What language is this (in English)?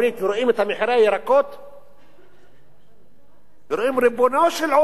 Hebrew